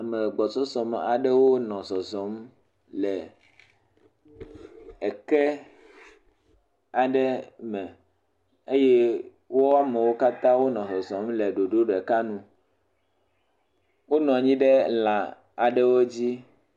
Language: Ewe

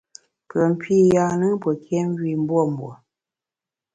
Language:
Bamun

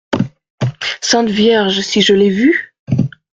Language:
French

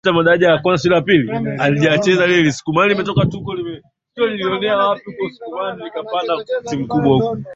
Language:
Swahili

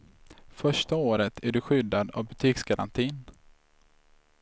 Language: Swedish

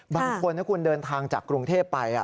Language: Thai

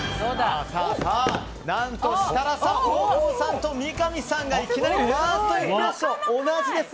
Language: Japanese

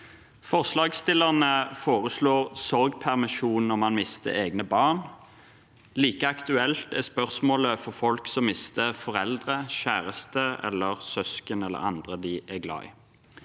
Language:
Norwegian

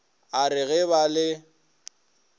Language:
Northern Sotho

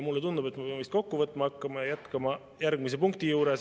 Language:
Estonian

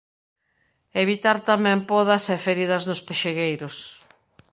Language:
Galician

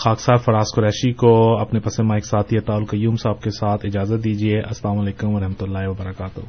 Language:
Urdu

